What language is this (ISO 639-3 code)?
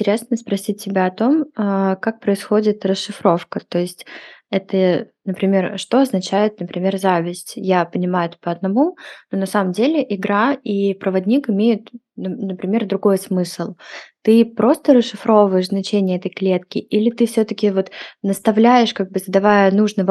rus